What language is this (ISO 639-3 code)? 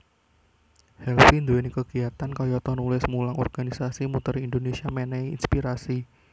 jav